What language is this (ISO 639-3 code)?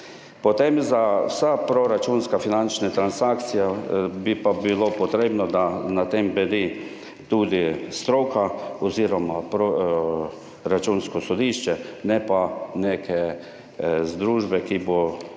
slv